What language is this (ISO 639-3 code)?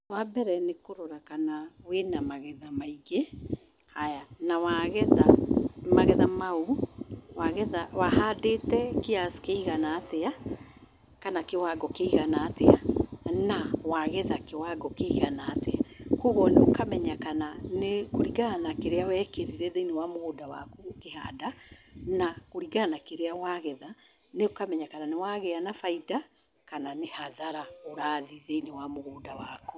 kik